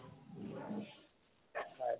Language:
Assamese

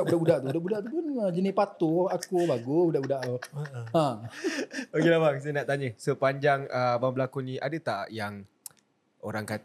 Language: Malay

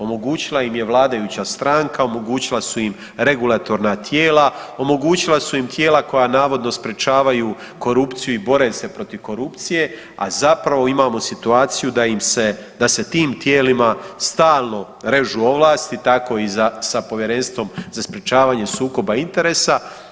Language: Croatian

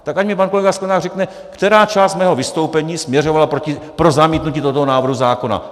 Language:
Czech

